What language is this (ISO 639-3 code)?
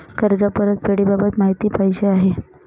mar